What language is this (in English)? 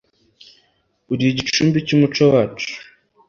Kinyarwanda